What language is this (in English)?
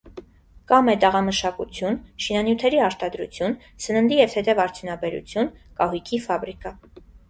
Armenian